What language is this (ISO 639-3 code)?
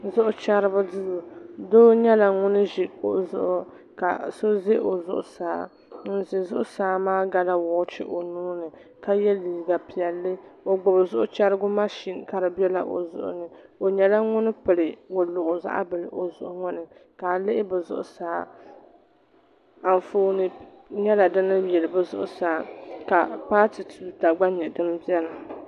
dag